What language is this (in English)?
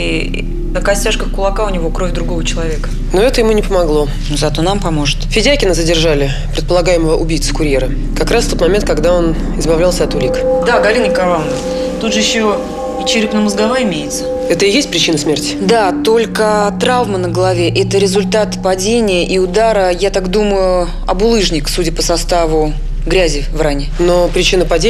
Russian